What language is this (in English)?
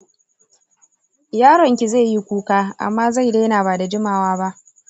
Hausa